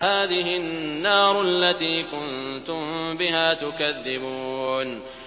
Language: Arabic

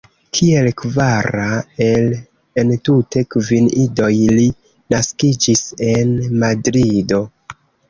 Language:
Esperanto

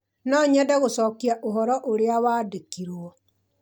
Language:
Kikuyu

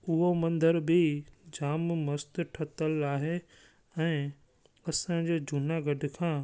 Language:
Sindhi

